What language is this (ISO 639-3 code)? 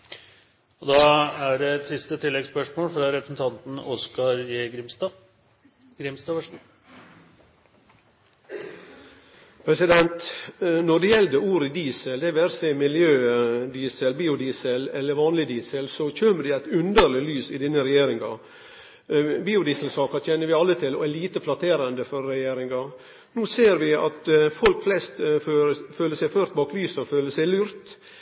nor